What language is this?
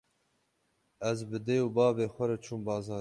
Kurdish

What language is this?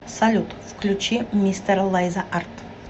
Russian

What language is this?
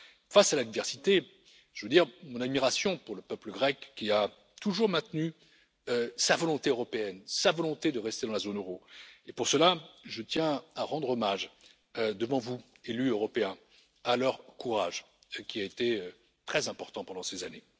French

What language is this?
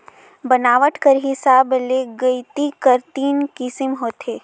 Chhattisgarhi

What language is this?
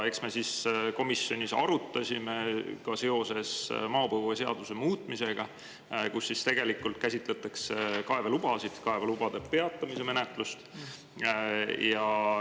Estonian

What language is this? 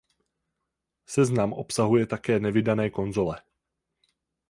Czech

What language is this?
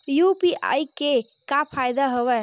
Chhattisgarhi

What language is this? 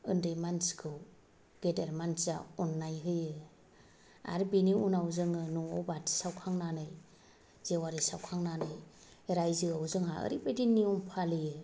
Bodo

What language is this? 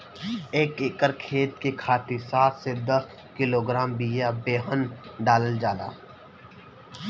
Bhojpuri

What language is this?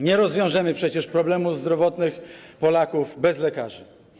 Polish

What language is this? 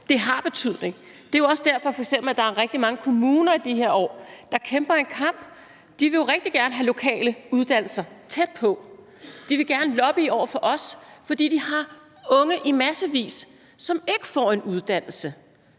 Danish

